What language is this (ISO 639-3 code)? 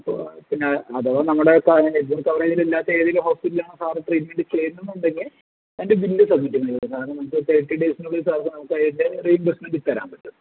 mal